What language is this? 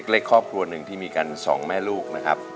Thai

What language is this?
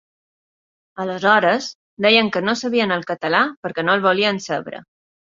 Catalan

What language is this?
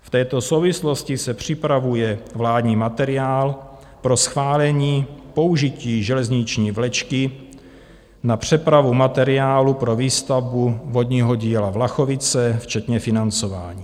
Czech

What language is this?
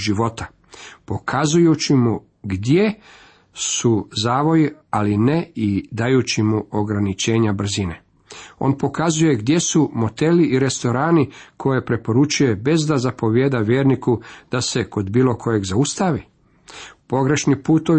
Croatian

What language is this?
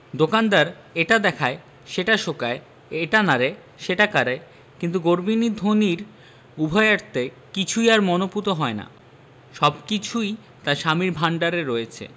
Bangla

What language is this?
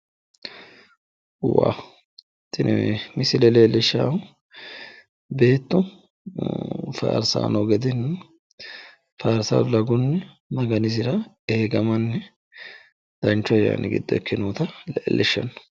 Sidamo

